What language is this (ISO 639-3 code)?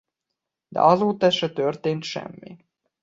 hun